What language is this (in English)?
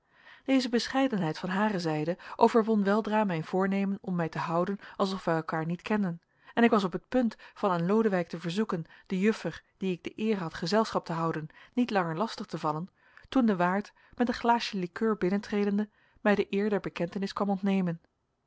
Dutch